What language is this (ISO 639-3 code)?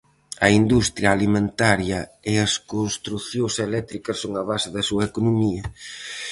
glg